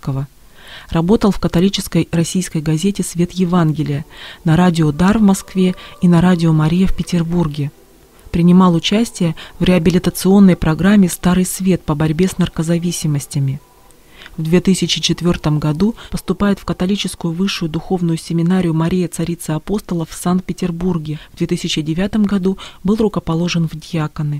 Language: Russian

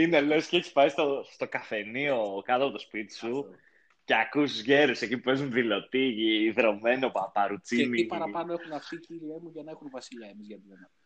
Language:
Greek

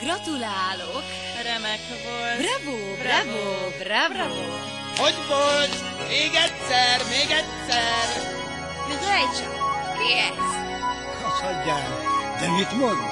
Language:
Hungarian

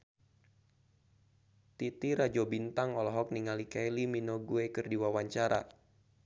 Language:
Sundanese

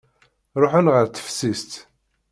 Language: Kabyle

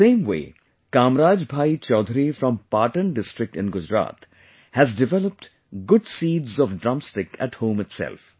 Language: English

